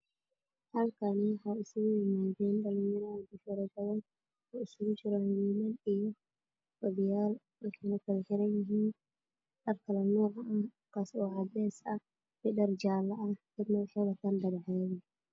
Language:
Somali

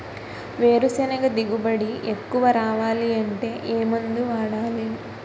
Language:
Telugu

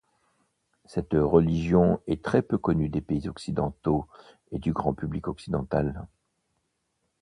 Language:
French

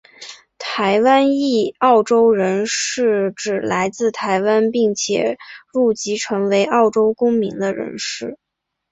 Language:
Chinese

